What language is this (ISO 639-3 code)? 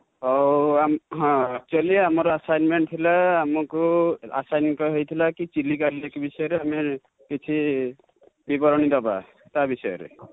ori